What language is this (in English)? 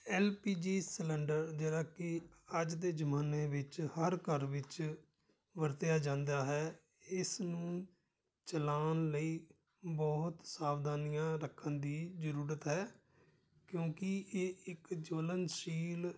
Punjabi